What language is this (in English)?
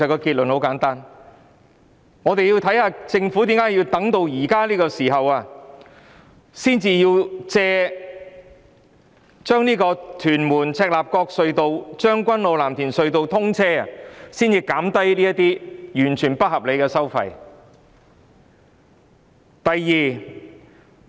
Cantonese